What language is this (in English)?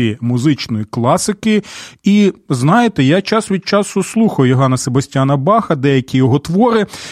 Ukrainian